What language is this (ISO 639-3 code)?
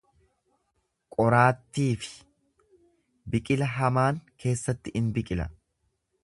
orm